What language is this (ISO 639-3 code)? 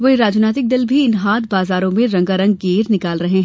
hin